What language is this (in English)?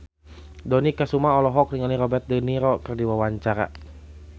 Sundanese